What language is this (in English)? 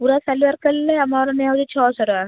Odia